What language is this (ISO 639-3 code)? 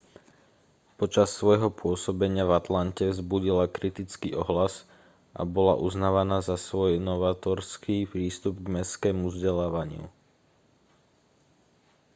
slk